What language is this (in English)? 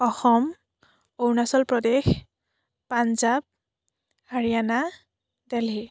Assamese